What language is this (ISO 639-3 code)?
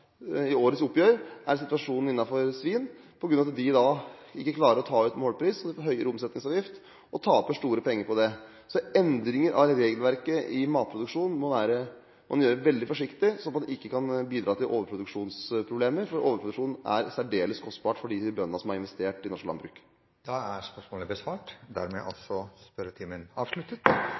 nor